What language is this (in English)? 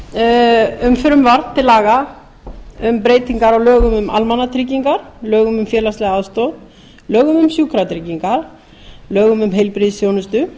Icelandic